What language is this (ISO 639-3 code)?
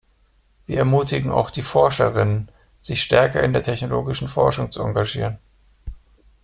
deu